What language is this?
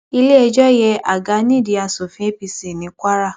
Yoruba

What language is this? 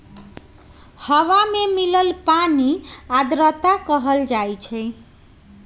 Magahi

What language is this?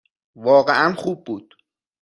Persian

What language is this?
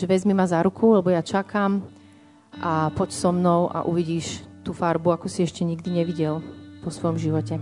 Slovak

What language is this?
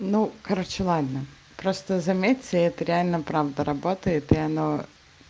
Russian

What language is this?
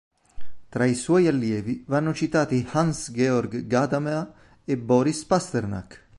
Italian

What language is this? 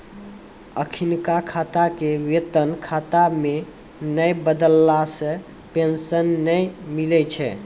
Maithili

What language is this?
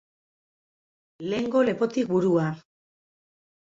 Basque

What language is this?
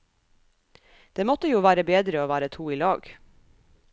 Norwegian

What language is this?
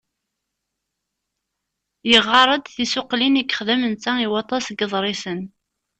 Kabyle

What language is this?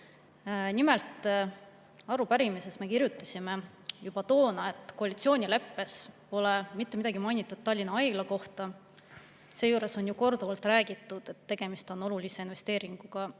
Estonian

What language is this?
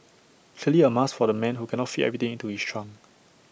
English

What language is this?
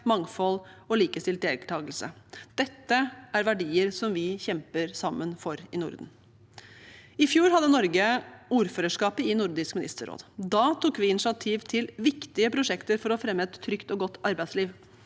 Norwegian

